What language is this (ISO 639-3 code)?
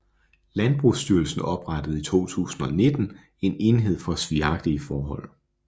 dan